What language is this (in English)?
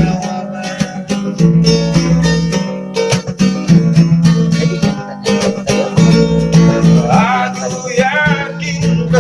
Indonesian